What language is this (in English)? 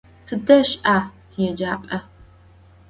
Adyghe